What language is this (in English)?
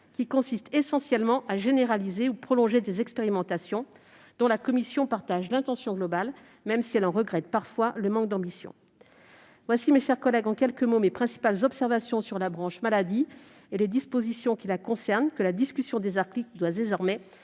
French